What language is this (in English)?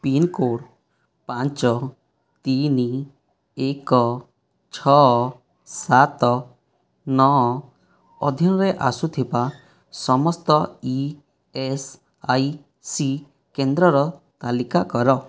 Odia